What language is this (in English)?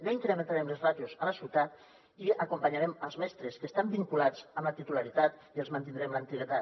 Catalan